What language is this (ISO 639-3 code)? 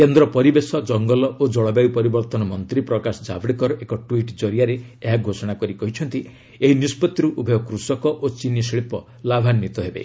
ori